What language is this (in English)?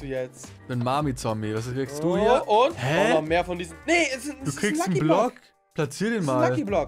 German